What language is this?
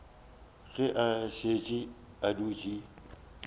Northern Sotho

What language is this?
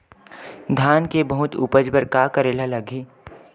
Chhattisgarhi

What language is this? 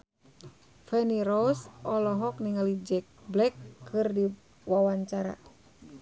Sundanese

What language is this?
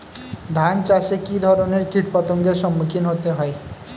Bangla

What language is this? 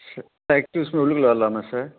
Tamil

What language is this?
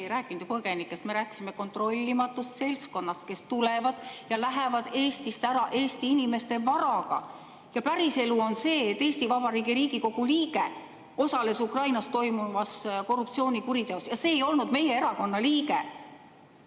Estonian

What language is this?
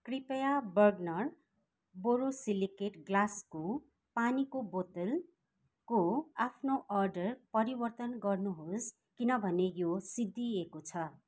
Nepali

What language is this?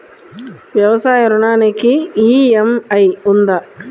Telugu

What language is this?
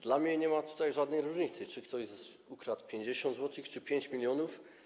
Polish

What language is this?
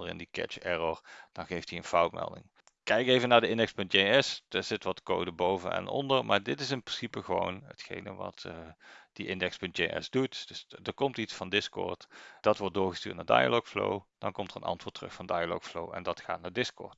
Dutch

